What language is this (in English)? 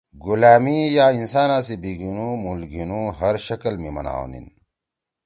Torwali